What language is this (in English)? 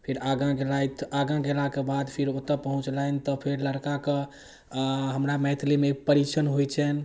Maithili